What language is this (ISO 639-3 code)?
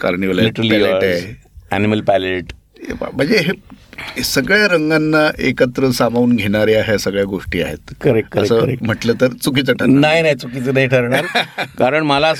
mar